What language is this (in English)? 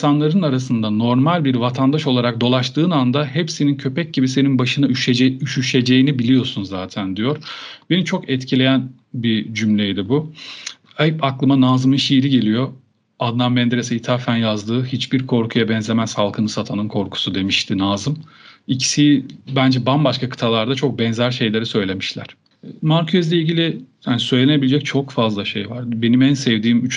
Turkish